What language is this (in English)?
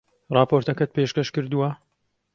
Central Kurdish